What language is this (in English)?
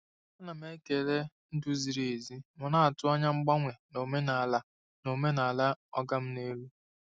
Igbo